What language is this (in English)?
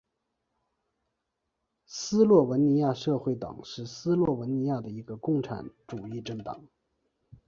Chinese